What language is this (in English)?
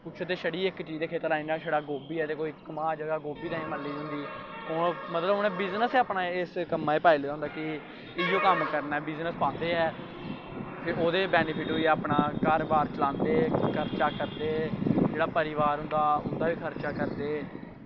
Dogri